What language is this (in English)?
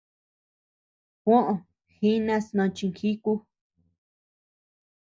Tepeuxila Cuicatec